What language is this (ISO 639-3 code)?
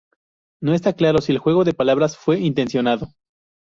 spa